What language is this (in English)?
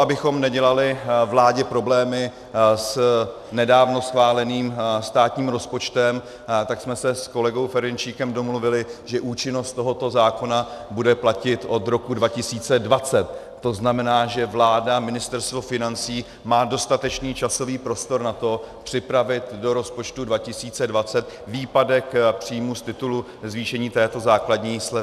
Czech